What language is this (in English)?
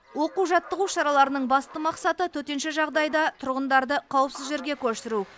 Kazakh